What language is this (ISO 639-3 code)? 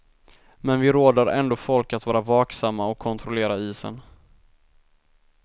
swe